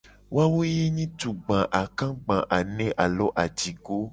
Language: Gen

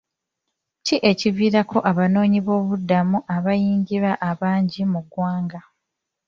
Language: Ganda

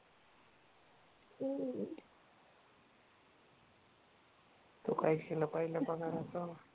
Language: Marathi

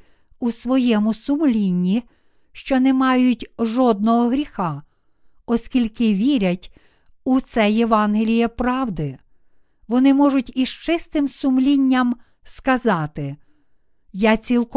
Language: Ukrainian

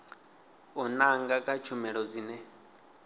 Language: Venda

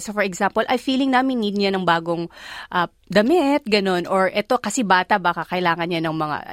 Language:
Filipino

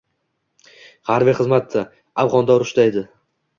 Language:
Uzbek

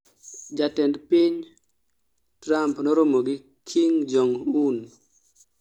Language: Luo (Kenya and Tanzania)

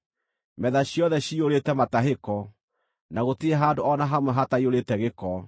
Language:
Kikuyu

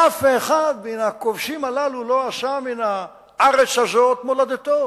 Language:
Hebrew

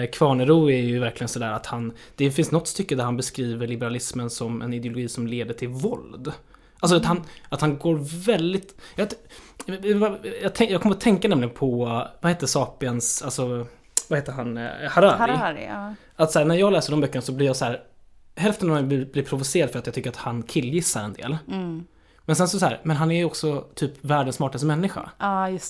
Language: Swedish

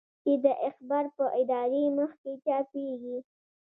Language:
Pashto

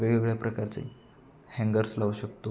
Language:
Marathi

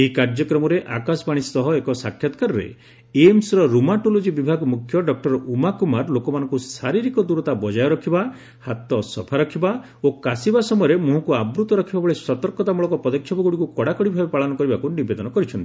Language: Odia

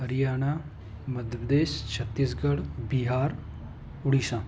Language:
Hindi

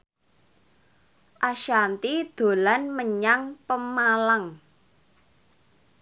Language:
Javanese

